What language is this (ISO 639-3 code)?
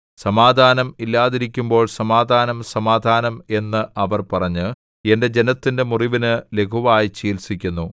mal